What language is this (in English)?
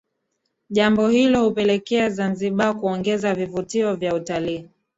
Swahili